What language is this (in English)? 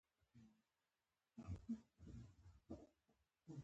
Pashto